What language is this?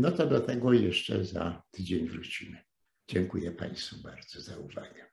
Polish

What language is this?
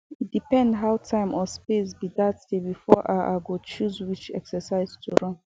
Nigerian Pidgin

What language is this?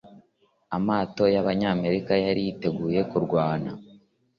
Kinyarwanda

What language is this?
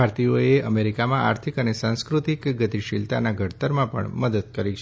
Gujarati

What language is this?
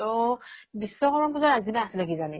Assamese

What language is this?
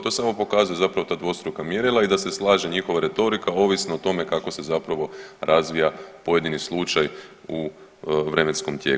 Croatian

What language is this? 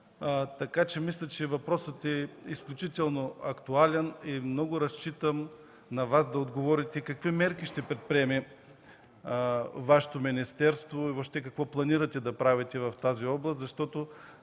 Bulgarian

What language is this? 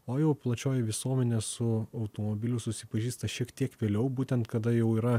Lithuanian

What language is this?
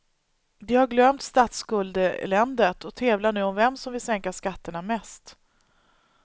Swedish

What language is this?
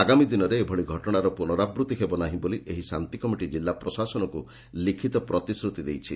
Odia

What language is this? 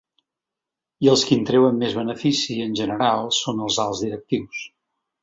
Catalan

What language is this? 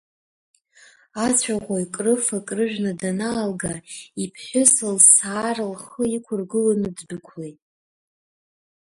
Abkhazian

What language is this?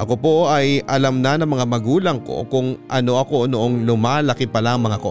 Filipino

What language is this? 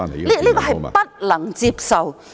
Cantonese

